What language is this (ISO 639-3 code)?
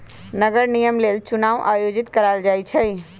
mag